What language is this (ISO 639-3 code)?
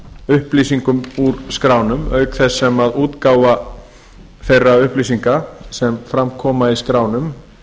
isl